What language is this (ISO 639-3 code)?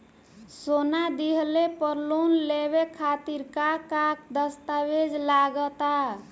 bho